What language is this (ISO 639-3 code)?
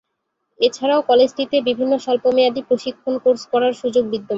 ben